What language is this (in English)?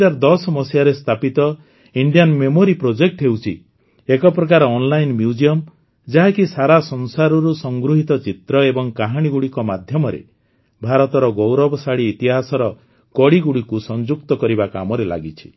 Odia